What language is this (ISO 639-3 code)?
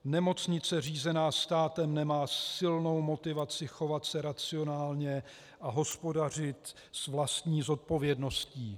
ces